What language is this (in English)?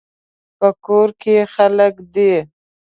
Pashto